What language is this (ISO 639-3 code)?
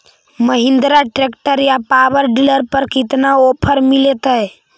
mag